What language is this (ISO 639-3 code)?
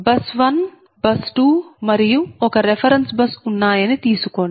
tel